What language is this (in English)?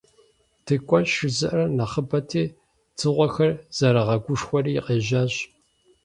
Kabardian